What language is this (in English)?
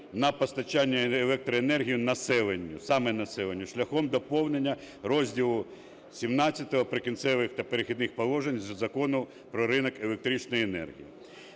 Ukrainian